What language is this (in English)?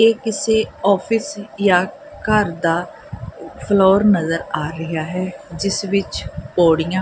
Punjabi